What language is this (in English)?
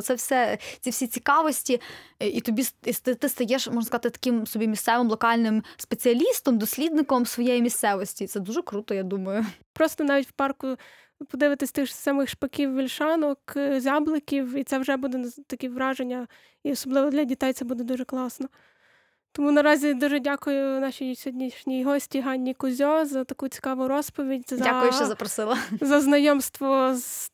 Ukrainian